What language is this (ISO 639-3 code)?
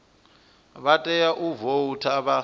ven